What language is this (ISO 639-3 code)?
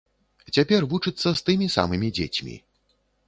bel